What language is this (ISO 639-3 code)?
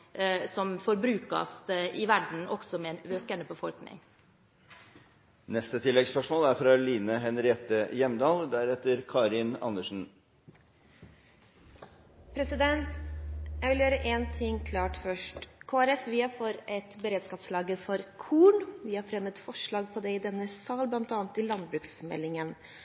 nob